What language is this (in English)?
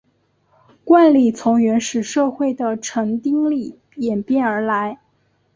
Chinese